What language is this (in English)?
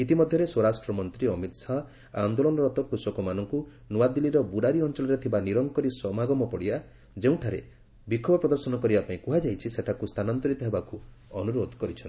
Odia